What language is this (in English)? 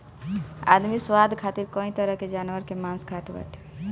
Bhojpuri